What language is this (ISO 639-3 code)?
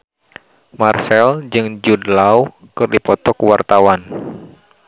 sun